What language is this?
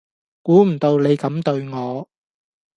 Cantonese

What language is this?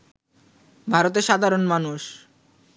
Bangla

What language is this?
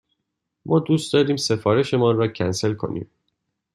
Persian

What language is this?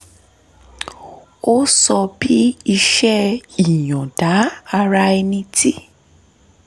Yoruba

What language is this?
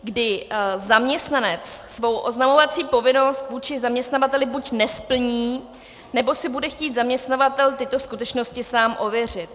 Czech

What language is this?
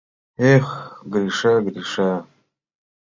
Mari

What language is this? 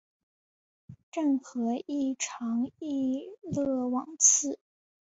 Chinese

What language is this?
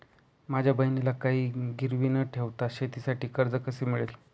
Marathi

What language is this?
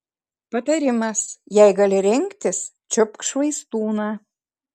Lithuanian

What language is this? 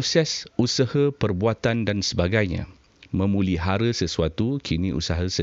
Malay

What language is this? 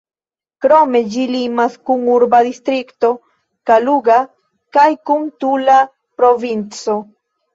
Esperanto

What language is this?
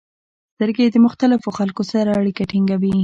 Pashto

